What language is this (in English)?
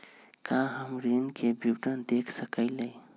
Magahi